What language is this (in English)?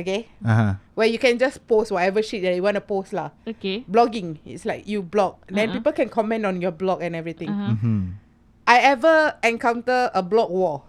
Malay